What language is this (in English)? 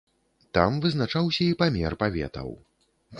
Belarusian